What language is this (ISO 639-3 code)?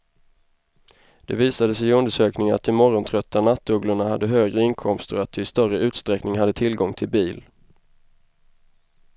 swe